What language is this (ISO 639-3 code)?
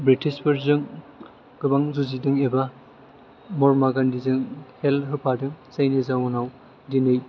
brx